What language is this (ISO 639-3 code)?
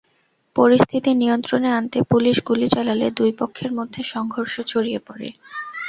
ben